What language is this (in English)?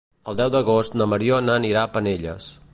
Catalan